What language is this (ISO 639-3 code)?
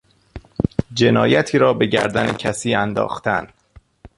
fas